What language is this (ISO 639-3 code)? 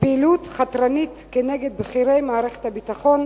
heb